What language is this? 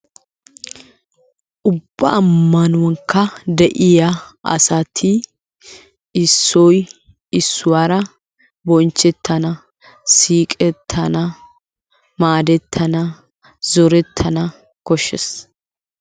Wolaytta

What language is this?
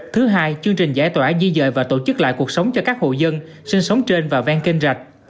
Vietnamese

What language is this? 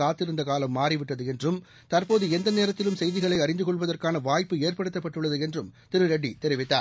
Tamil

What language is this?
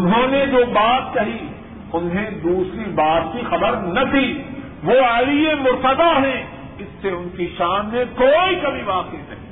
Urdu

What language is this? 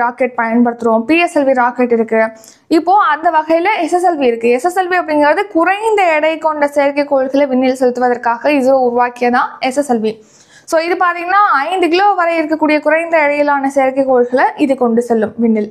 Tamil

